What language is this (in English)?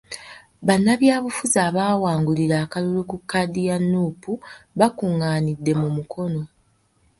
Ganda